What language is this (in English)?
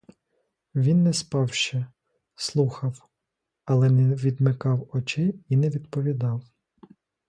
Ukrainian